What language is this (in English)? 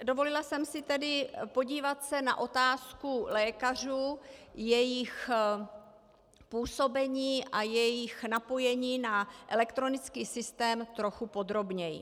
Czech